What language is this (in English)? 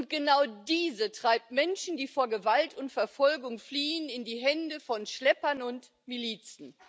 German